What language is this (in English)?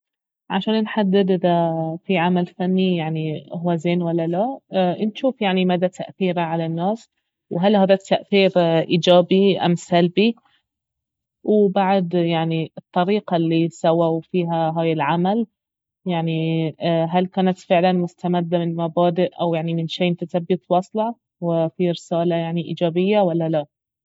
Baharna Arabic